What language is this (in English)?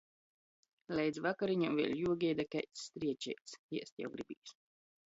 Latgalian